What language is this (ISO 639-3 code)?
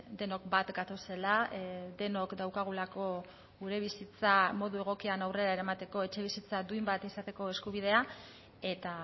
eus